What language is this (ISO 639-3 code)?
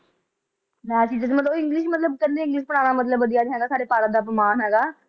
pan